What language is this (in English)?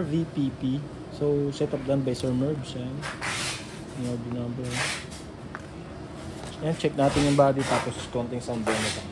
Filipino